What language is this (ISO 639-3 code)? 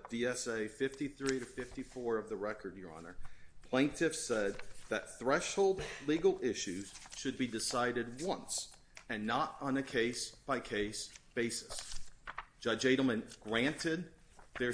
eng